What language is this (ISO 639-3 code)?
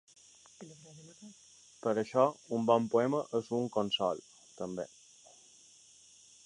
cat